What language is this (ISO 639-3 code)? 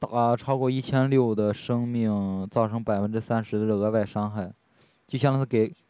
zho